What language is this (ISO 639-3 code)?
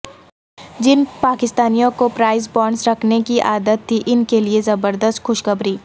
urd